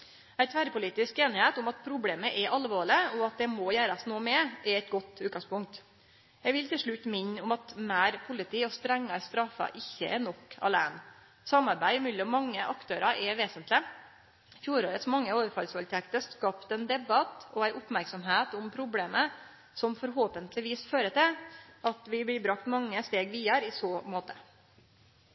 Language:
Norwegian Nynorsk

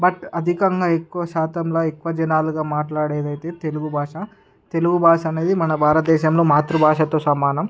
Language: Telugu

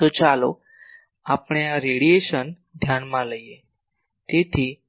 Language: Gujarati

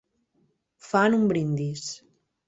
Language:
Catalan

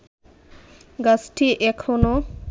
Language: Bangla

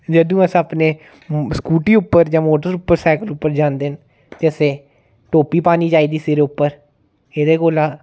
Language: Dogri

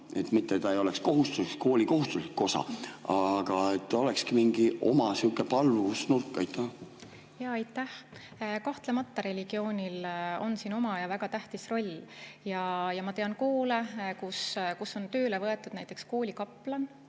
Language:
Estonian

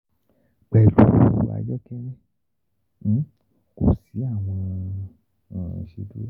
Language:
Yoruba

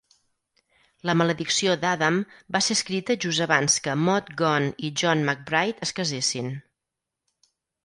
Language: Catalan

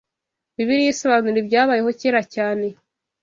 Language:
Kinyarwanda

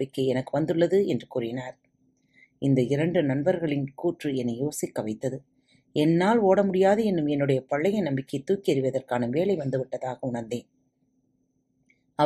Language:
Tamil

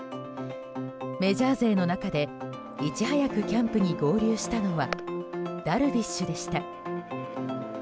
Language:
Japanese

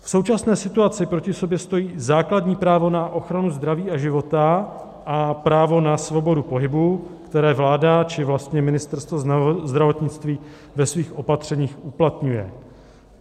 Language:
Czech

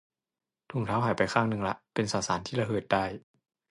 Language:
Thai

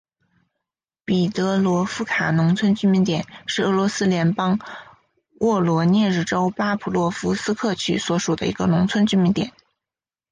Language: Chinese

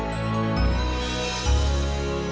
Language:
Indonesian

